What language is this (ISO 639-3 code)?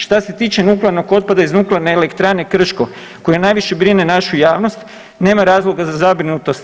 hrv